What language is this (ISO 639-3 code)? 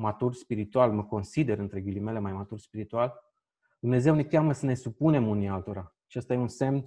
ron